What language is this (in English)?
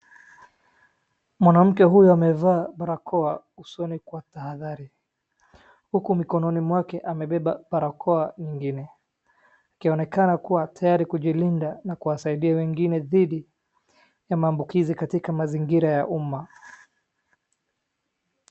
Swahili